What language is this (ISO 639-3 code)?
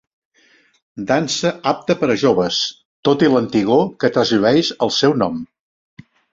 cat